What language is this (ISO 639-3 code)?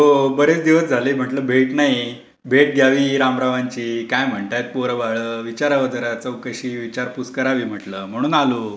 mar